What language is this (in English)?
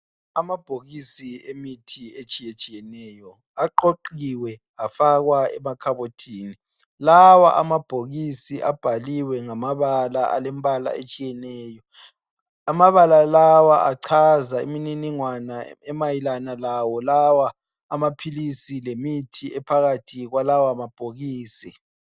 North Ndebele